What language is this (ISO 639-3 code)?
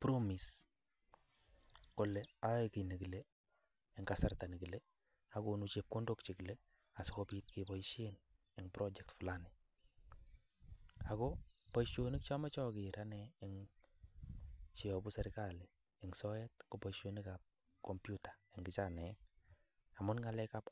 kln